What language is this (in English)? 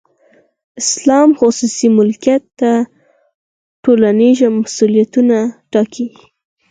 Pashto